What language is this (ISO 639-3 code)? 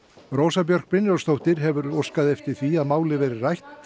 isl